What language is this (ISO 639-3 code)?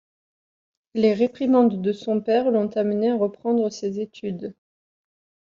fra